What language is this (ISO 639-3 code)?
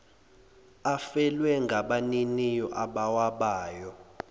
zul